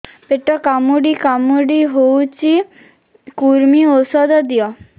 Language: Odia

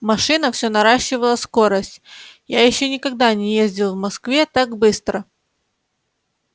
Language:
Russian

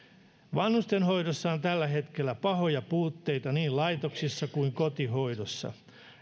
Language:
Finnish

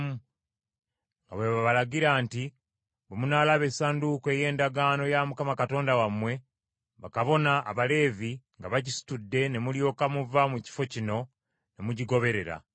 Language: Ganda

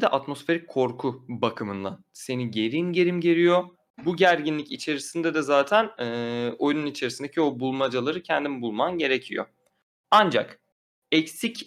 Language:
Turkish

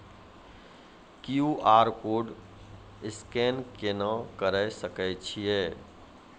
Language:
Maithili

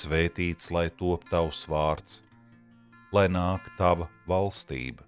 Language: Latvian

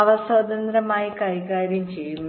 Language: Malayalam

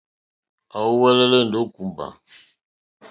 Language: Mokpwe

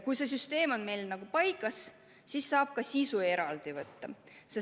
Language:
Estonian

